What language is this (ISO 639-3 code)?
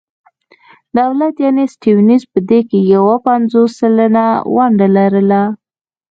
pus